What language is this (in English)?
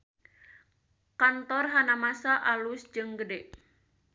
Sundanese